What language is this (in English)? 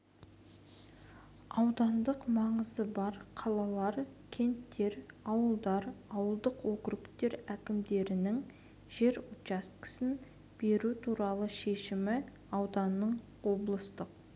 Kazakh